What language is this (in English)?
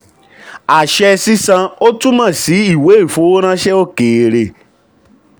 Yoruba